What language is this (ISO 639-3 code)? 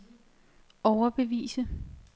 dan